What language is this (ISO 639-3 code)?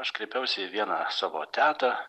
lit